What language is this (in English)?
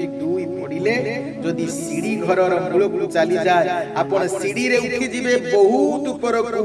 Odia